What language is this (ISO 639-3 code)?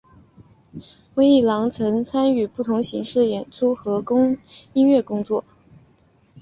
zho